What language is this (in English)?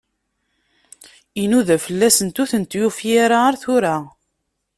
Kabyle